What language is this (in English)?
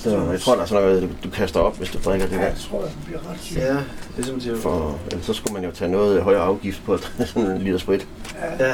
Danish